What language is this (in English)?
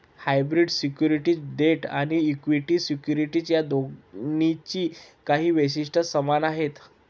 Marathi